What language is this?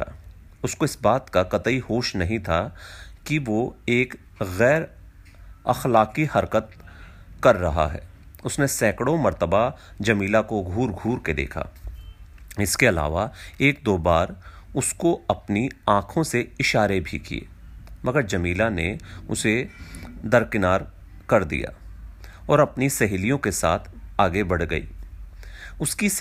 Hindi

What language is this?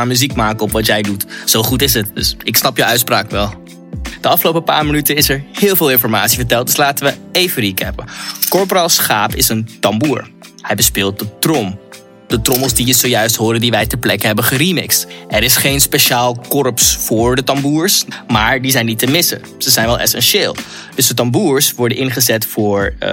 Dutch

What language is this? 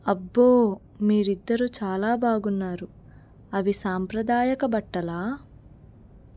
Telugu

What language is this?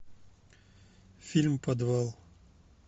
Russian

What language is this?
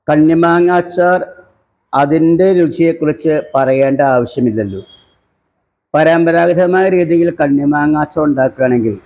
Malayalam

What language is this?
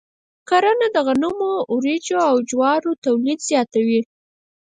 Pashto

